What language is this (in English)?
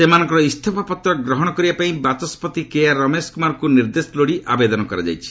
Odia